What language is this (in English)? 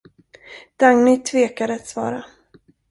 Swedish